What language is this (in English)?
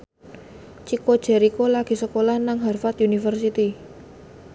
Javanese